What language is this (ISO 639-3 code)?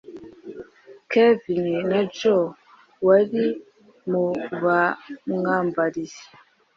kin